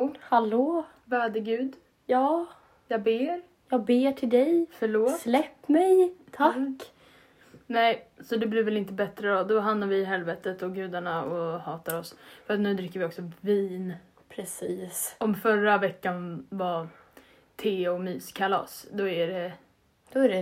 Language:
Swedish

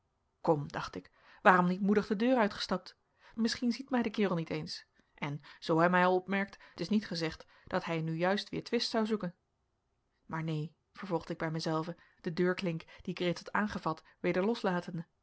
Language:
Dutch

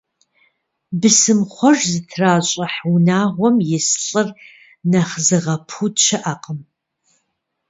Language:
Kabardian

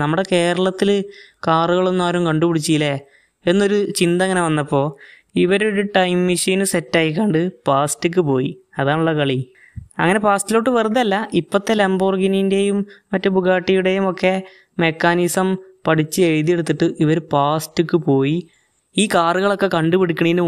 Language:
Malayalam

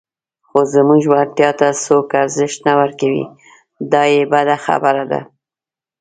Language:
Pashto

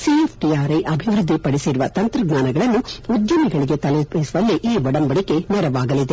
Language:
Kannada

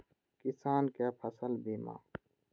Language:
Maithili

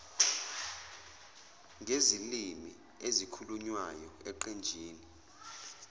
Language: Zulu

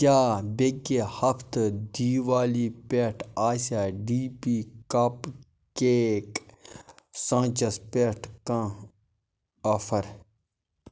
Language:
Kashmiri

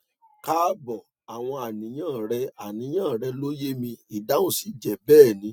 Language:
Yoruba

